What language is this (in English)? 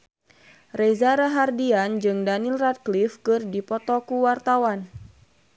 Sundanese